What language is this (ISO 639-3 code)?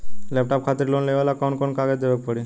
bho